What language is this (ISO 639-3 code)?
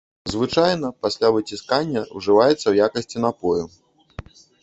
bel